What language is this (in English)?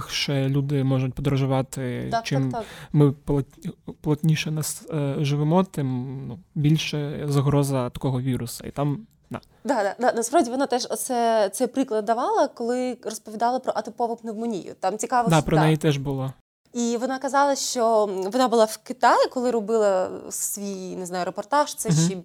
Ukrainian